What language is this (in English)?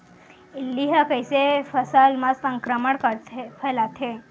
Chhattisgarhi